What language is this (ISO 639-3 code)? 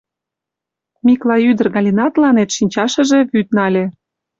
chm